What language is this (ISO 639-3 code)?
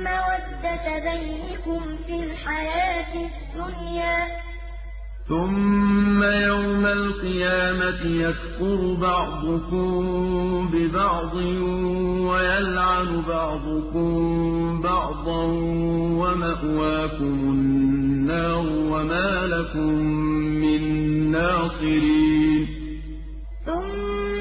ara